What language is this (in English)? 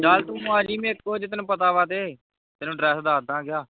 Punjabi